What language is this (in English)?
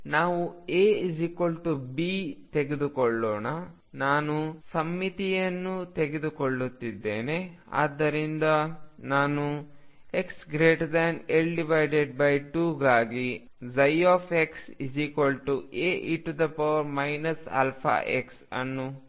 Kannada